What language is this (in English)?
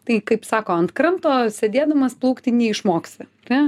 Lithuanian